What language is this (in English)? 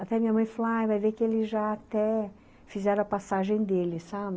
Portuguese